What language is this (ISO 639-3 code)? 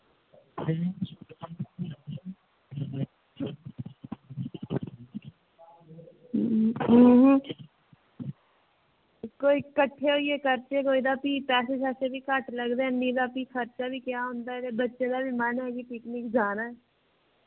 doi